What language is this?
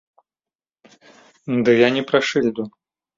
Belarusian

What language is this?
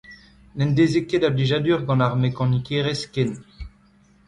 Breton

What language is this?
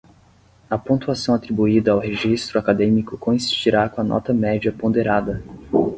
Portuguese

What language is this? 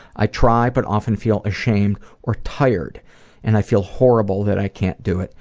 English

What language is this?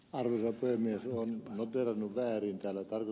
Finnish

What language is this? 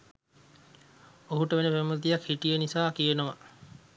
Sinhala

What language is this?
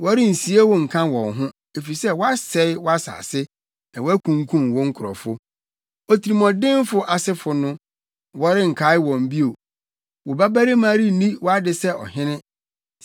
Akan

